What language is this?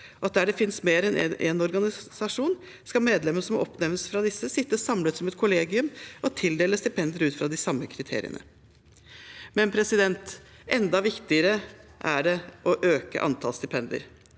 Norwegian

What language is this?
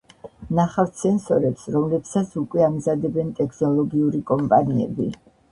Georgian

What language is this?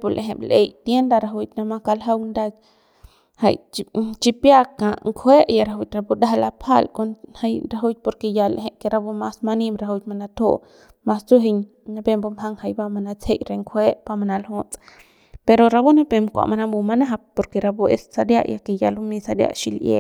Central Pame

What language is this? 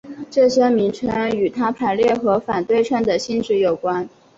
Chinese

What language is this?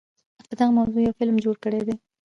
Pashto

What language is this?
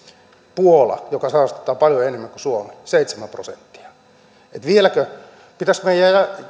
Finnish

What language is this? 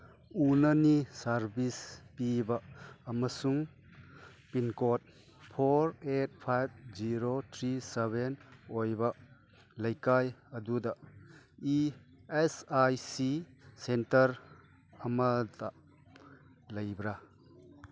Manipuri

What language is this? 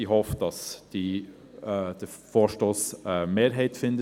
Swiss German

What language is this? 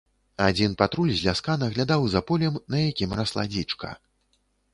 Belarusian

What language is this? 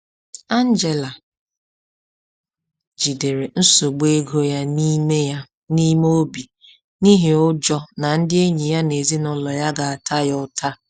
Igbo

